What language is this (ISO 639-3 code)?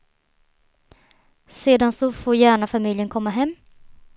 swe